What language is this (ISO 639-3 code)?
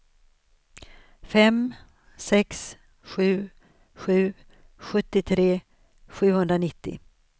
swe